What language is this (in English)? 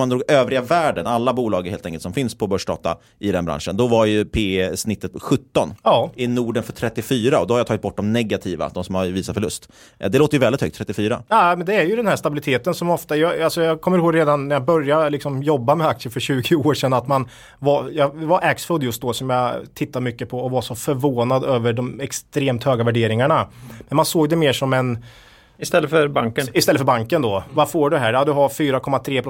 Swedish